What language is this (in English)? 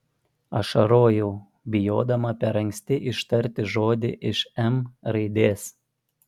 Lithuanian